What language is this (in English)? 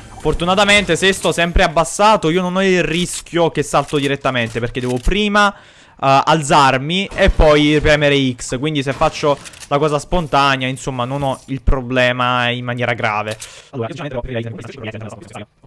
Italian